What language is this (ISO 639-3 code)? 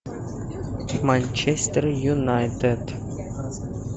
rus